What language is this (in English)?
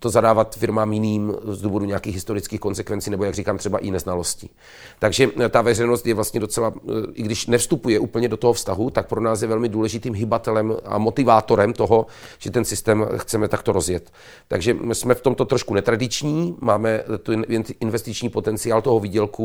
Czech